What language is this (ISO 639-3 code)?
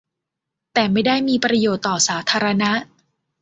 tha